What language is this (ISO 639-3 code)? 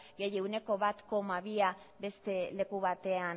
eus